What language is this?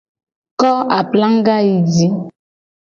Gen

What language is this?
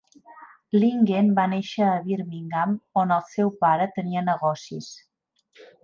Catalan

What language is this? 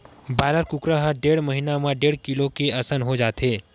Chhattisgarhi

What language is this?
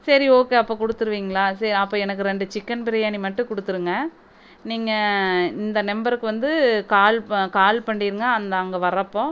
Tamil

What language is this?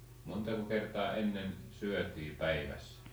Finnish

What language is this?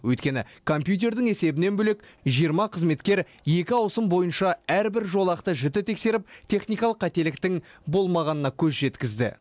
Kazakh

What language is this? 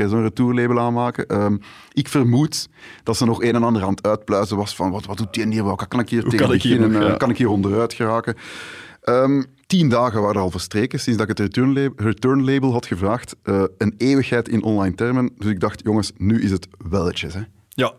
Dutch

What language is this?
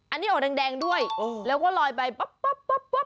Thai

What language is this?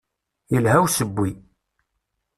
Kabyle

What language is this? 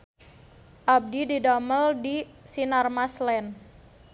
Sundanese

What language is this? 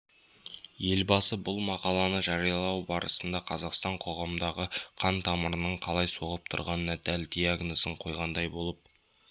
Kazakh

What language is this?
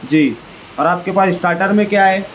Urdu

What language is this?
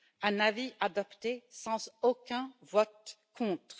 French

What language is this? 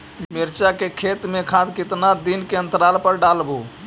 Magahi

